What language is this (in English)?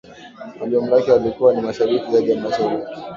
Swahili